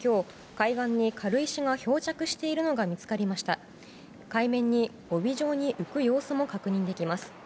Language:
Japanese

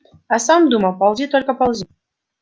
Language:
Russian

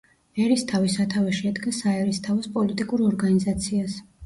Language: Georgian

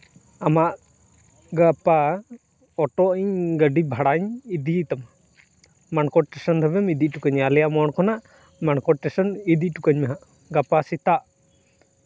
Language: Santali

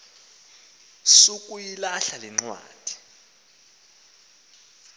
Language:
Xhosa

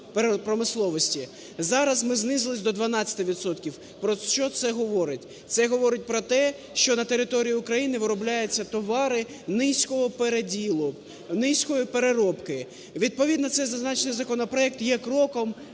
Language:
Ukrainian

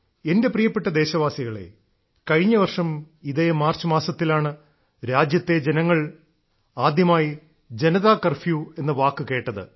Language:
Malayalam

